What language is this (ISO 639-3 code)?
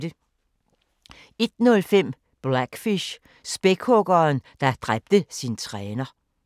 dan